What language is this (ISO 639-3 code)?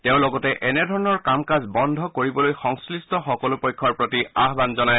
asm